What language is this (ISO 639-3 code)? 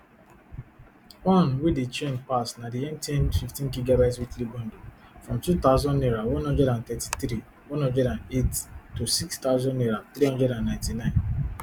pcm